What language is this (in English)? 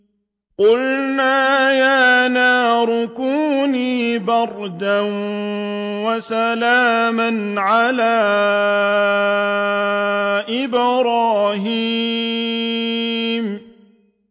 Arabic